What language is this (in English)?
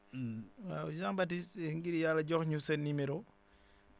Wolof